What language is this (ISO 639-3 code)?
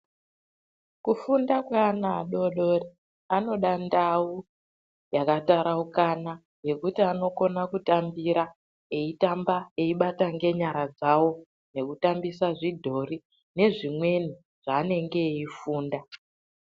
ndc